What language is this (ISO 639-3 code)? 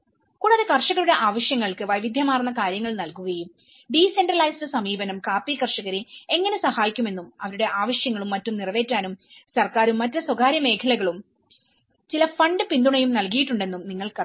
mal